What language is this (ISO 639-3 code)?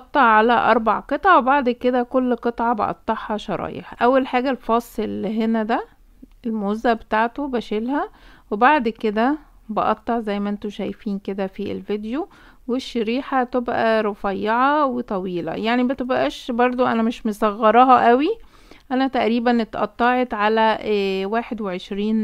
ara